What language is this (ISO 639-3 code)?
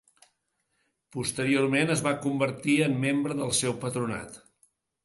cat